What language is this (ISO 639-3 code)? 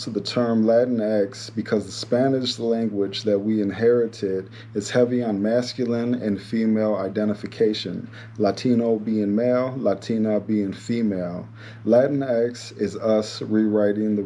eng